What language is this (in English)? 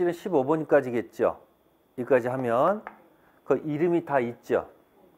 Korean